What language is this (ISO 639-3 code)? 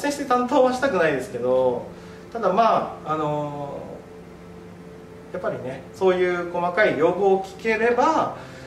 jpn